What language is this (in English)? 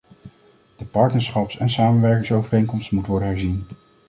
Dutch